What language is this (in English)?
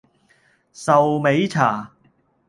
Cantonese